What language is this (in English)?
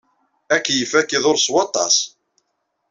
Kabyle